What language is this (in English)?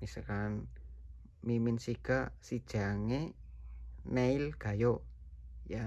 Indonesian